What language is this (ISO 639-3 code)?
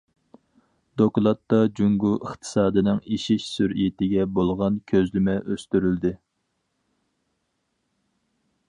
uig